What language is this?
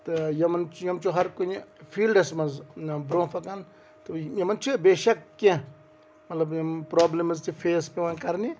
Kashmiri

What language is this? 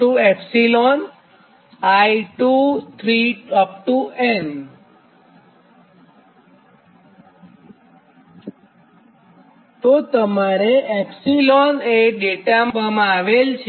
Gujarati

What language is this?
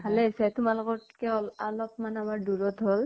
Assamese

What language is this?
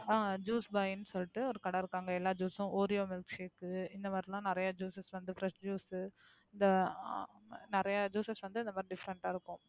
Tamil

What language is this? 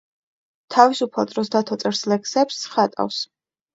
Georgian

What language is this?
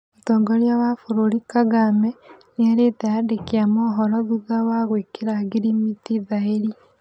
Kikuyu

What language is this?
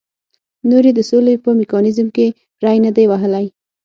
Pashto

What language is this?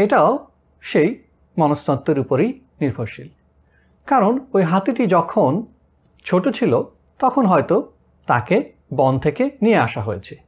Bangla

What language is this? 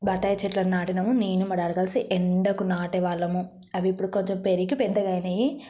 Telugu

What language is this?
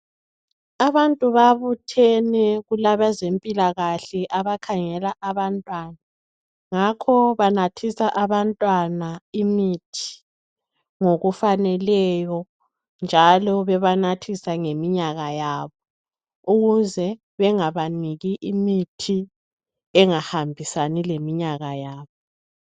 North Ndebele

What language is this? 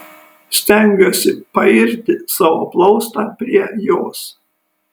Lithuanian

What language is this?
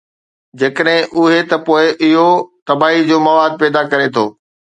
Sindhi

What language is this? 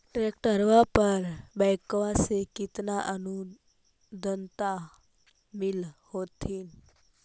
Magahi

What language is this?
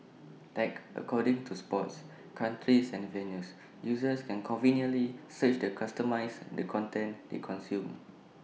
English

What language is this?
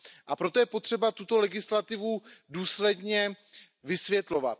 Czech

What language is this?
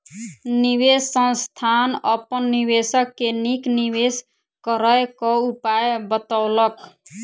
Maithili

